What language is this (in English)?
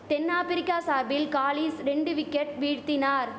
Tamil